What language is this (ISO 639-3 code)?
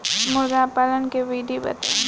bho